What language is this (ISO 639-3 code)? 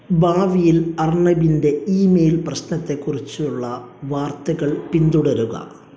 mal